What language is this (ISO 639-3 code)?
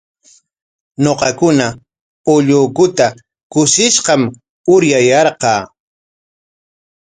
qwa